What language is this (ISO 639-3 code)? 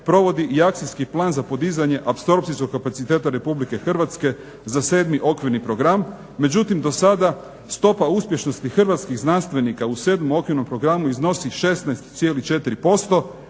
hrv